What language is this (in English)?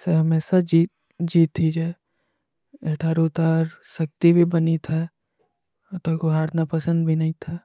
Kui (India)